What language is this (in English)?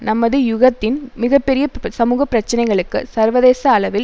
Tamil